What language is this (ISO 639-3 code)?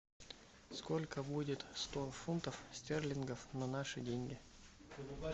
rus